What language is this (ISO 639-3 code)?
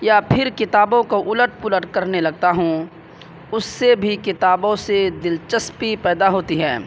urd